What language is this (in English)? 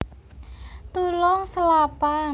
Javanese